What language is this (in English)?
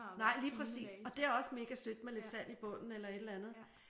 Danish